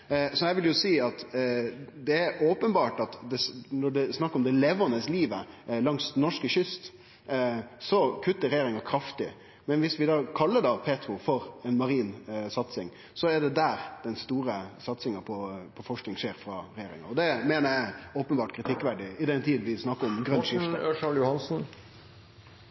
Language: Norwegian Nynorsk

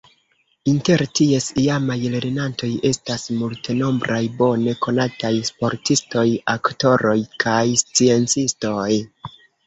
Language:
Esperanto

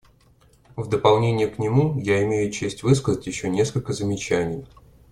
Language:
Russian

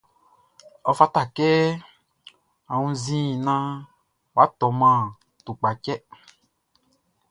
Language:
Baoulé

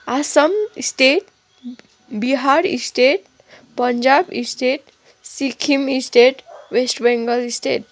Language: Nepali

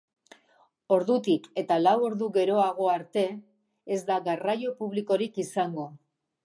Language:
Basque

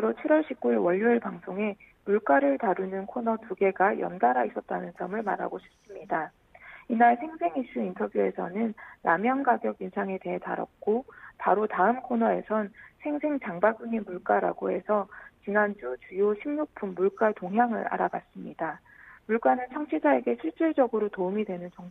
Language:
Korean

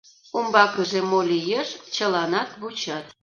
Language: Mari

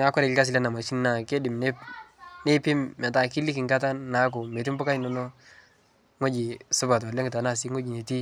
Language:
Masai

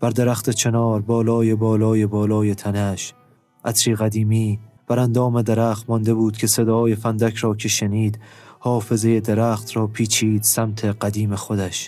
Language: Persian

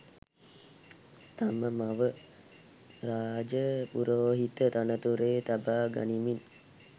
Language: Sinhala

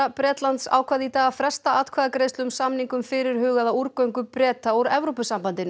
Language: Icelandic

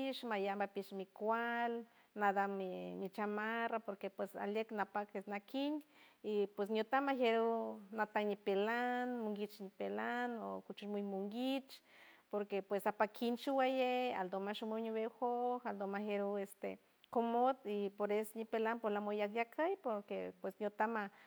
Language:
San Francisco Del Mar Huave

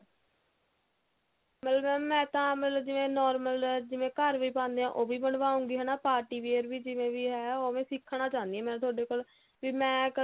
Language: Punjabi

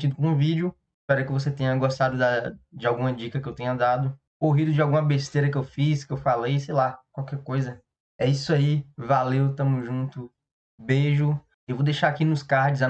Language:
Portuguese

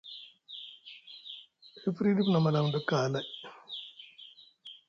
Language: Musgu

